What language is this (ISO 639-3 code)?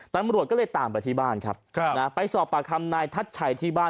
tha